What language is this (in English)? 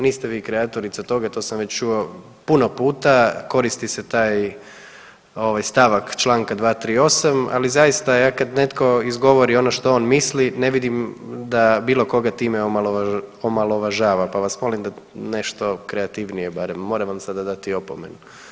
Croatian